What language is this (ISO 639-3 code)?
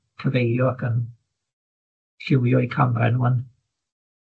cym